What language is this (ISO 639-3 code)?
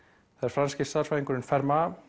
isl